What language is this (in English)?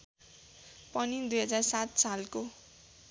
Nepali